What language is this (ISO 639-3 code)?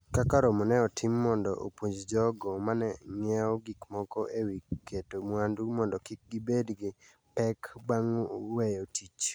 luo